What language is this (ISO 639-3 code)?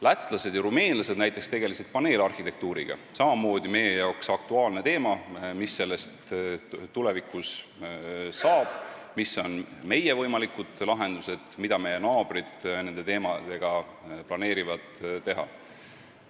est